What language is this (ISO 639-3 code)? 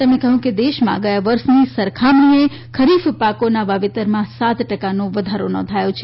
guj